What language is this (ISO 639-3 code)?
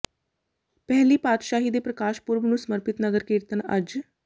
pan